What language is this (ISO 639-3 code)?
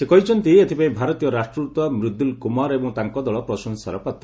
ori